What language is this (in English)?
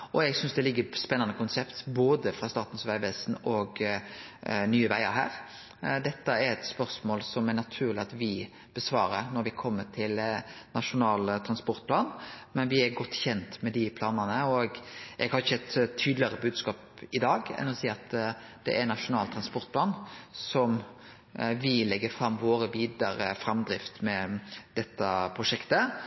Norwegian Nynorsk